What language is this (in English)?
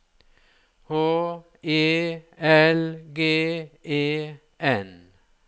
Norwegian